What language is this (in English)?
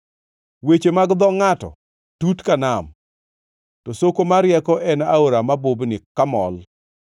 Luo (Kenya and Tanzania)